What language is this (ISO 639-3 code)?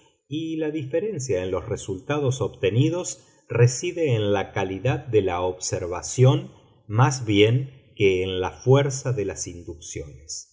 spa